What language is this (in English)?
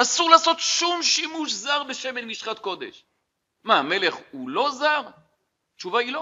Hebrew